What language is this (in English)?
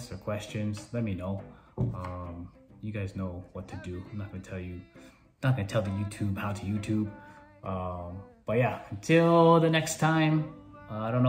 English